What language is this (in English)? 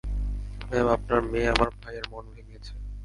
Bangla